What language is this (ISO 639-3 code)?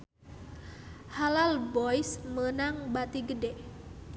sun